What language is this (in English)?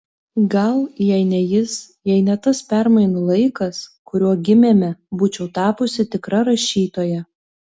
Lithuanian